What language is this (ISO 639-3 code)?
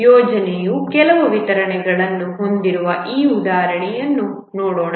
kan